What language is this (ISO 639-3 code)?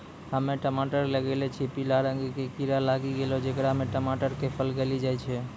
mai